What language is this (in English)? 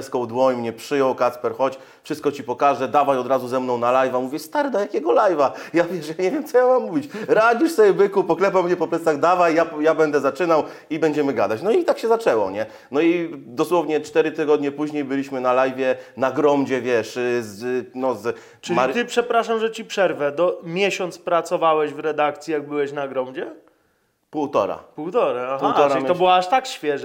Polish